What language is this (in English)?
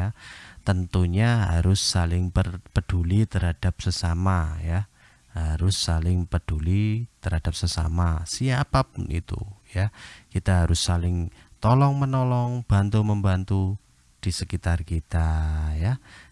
Indonesian